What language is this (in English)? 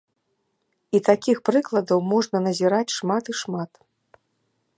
Belarusian